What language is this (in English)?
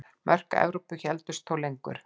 Icelandic